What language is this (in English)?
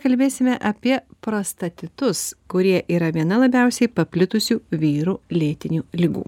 Lithuanian